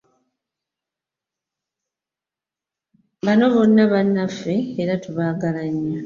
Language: Ganda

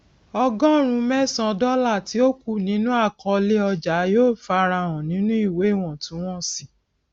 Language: Yoruba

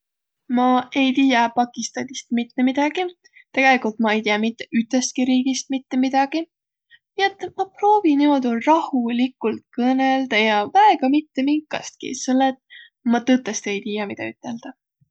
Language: Võro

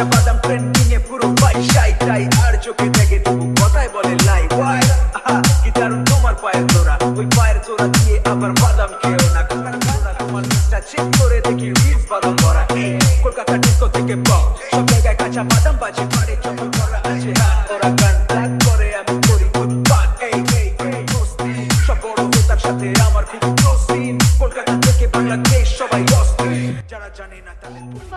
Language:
Hindi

